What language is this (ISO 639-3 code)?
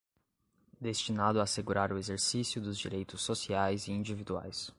por